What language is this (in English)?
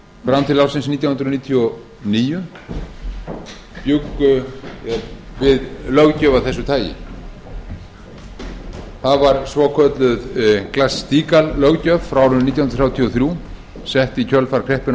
Icelandic